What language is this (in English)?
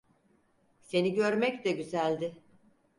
Turkish